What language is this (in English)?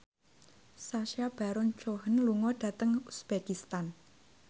Javanese